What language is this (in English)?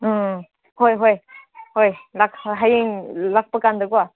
Manipuri